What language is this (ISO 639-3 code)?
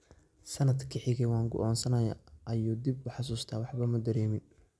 som